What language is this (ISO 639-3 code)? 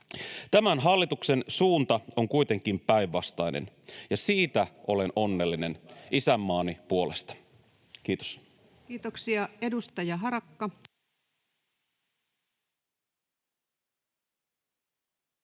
fin